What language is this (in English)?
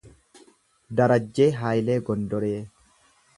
Oromo